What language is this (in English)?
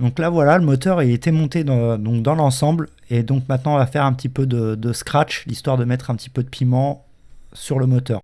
French